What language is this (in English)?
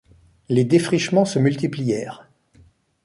French